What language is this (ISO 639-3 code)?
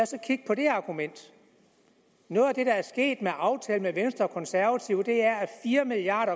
dan